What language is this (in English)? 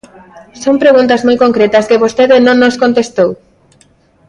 Galician